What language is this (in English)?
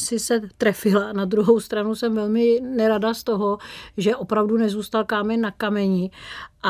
Czech